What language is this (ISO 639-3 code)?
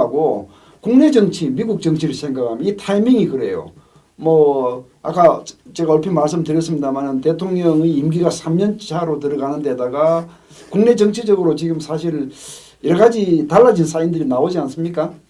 kor